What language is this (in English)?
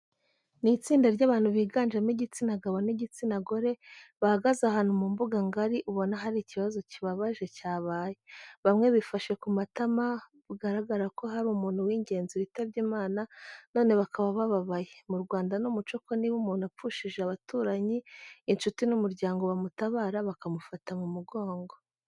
Kinyarwanda